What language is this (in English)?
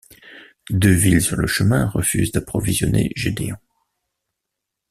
French